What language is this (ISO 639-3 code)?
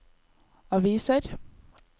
nor